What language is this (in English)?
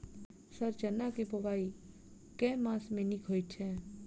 Maithili